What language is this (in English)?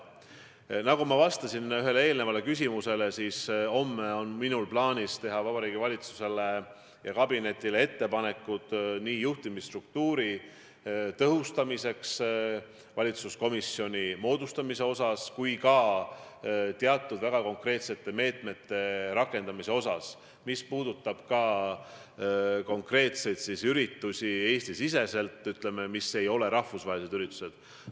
Estonian